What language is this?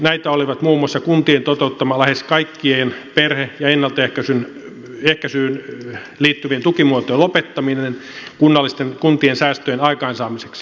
Finnish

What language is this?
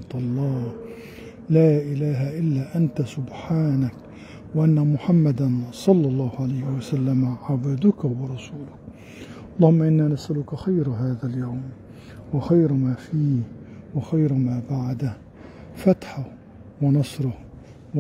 Arabic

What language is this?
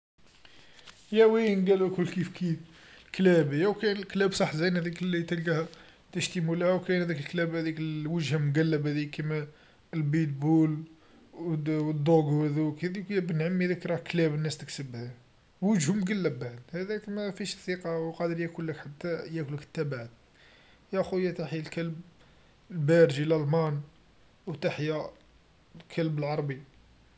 Algerian Arabic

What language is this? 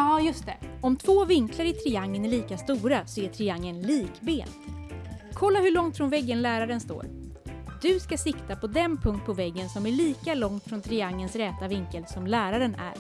Swedish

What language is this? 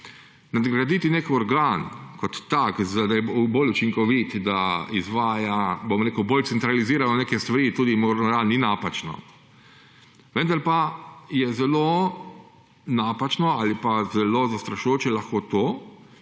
Slovenian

